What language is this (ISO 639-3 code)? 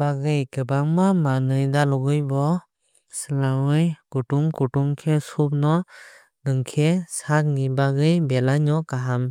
trp